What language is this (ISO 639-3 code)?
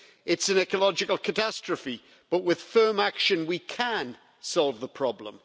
eng